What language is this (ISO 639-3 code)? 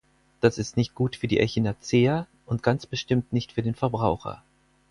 deu